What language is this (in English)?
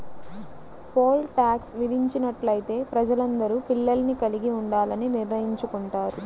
Telugu